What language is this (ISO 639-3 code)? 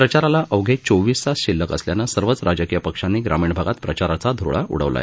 mar